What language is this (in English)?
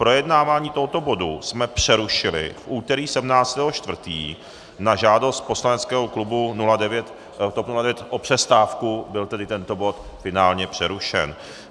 Czech